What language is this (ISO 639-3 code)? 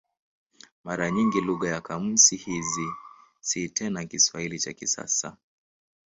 swa